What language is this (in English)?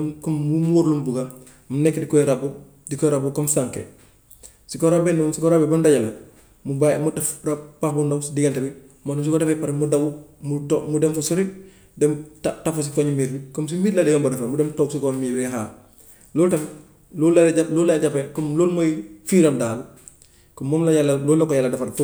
Gambian Wolof